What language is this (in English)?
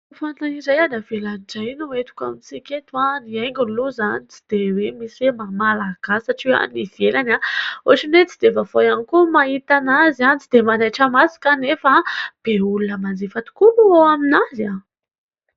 Malagasy